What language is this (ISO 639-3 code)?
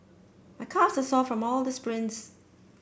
eng